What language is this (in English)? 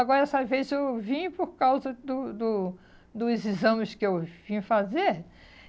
Portuguese